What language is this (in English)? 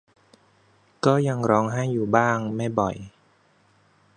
Thai